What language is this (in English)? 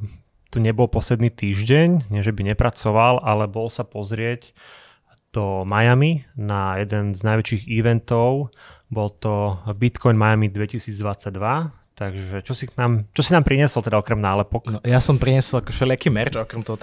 Slovak